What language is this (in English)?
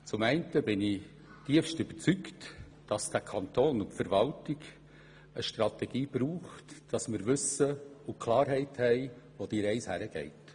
Swiss German